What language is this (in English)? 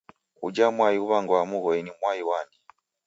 Taita